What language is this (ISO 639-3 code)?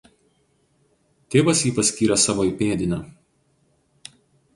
lit